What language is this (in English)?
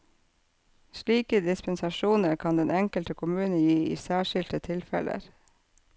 Norwegian